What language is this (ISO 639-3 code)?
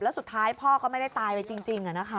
tha